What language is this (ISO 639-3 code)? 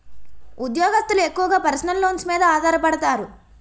tel